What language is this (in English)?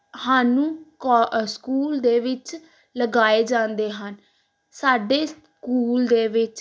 Punjabi